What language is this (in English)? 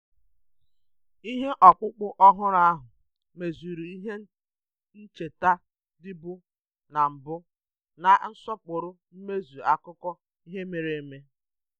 Igbo